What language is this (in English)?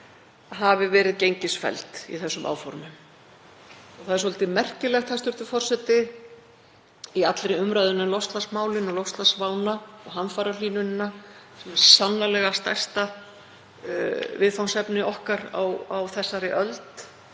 Icelandic